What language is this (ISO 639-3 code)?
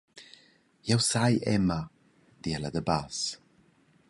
roh